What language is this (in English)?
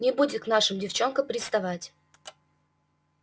Russian